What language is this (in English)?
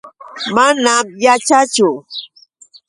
Yauyos Quechua